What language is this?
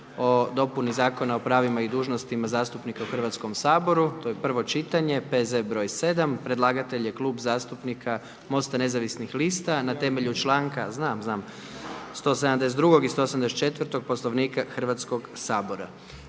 Croatian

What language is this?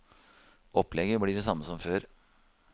Norwegian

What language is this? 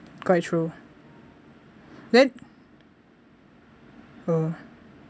English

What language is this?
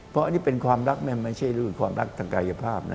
Thai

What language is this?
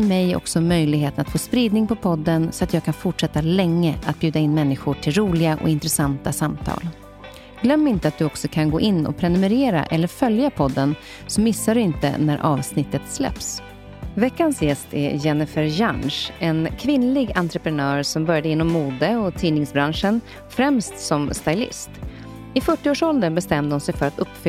Swedish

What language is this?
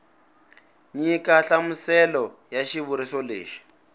Tsonga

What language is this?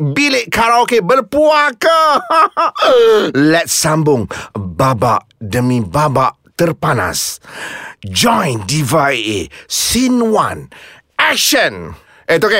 Malay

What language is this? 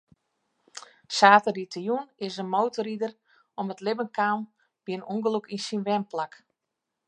Western Frisian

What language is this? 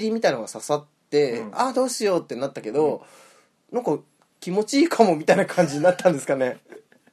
Japanese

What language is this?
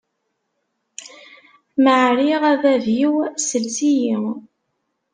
Kabyle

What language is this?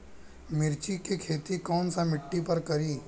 Bhojpuri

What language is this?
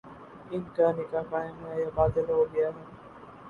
Urdu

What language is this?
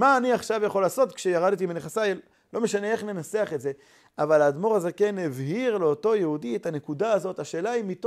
Hebrew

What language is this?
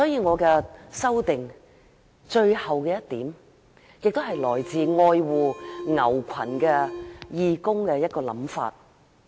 Cantonese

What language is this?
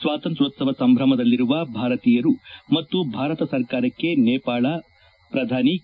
Kannada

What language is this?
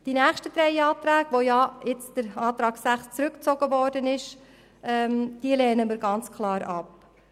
Swiss German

